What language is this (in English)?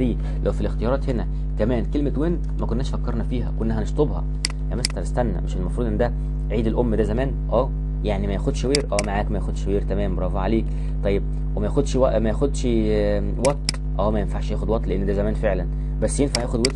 Arabic